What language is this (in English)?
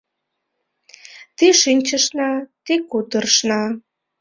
Mari